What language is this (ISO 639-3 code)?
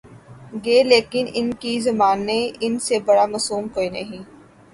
urd